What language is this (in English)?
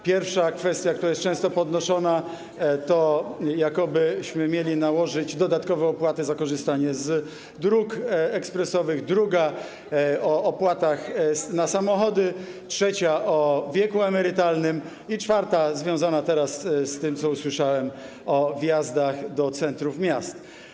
Polish